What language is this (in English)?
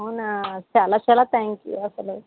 Telugu